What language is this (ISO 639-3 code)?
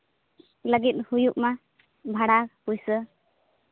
sat